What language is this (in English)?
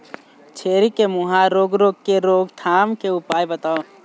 Chhattisgarhi